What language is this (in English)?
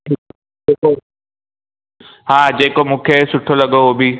Sindhi